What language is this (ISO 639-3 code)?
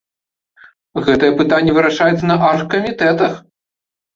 bel